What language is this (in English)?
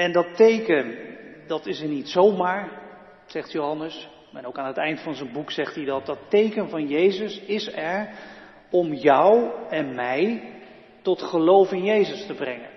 Dutch